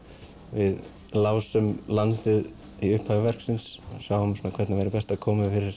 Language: Icelandic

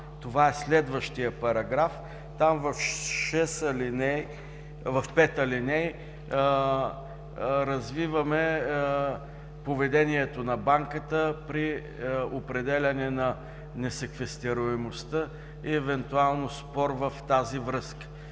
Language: Bulgarian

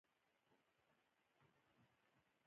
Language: Pashto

